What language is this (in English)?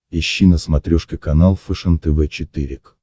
Russian